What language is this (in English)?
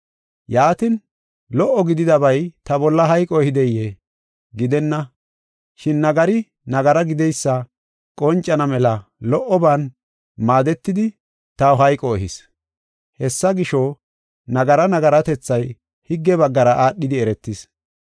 Gofa